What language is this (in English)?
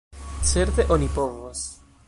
Esperanto